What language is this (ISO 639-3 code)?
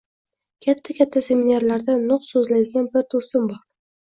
uzb